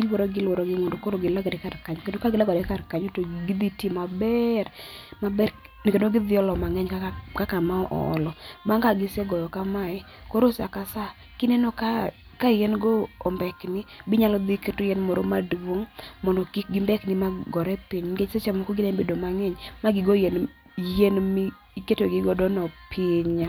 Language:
Luo (Kenya and Tanzania)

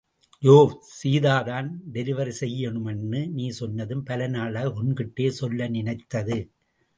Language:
Tamil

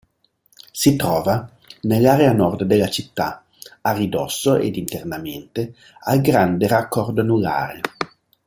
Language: Italian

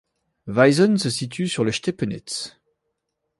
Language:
French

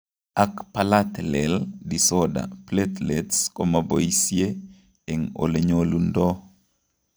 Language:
Kalenjin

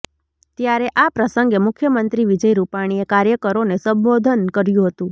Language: Gujarati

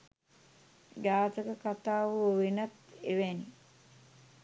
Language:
Sinhala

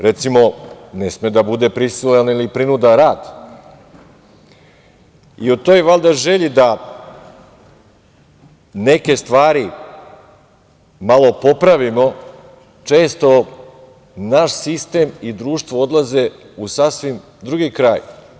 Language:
Serbian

